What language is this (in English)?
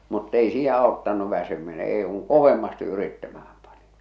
Finnish